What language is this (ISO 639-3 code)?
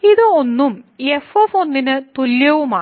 mal